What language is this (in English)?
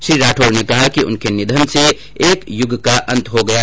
Hindi